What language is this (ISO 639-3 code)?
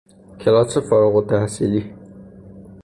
fas